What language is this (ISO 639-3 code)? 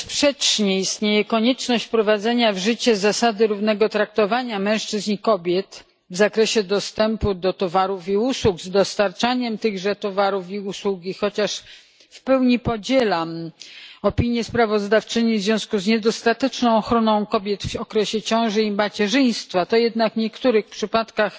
pol